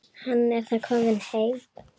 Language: Icelandic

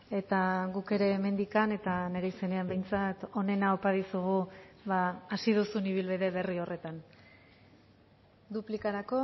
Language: Basque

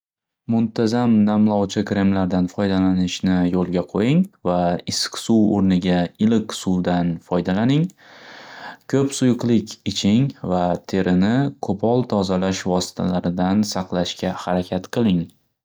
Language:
Uzbek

